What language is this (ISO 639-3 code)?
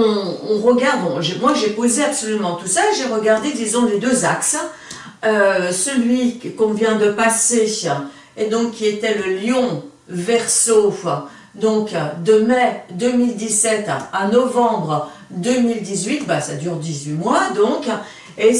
fra